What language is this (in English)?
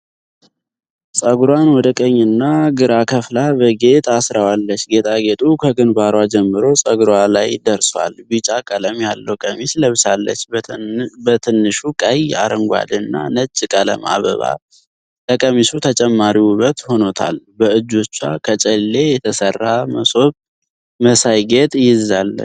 Amharic